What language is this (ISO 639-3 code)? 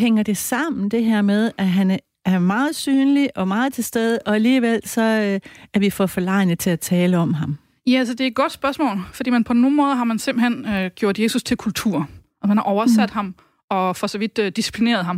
dan